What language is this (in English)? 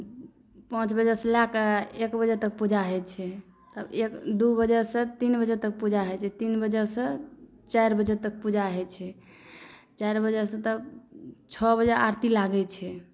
Maithili